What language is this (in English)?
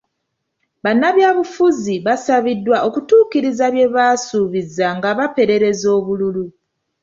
Ganda